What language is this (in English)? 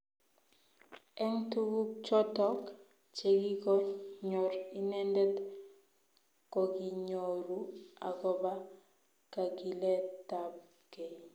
Kalenjin